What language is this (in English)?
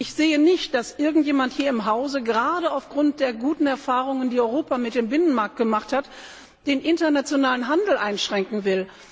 German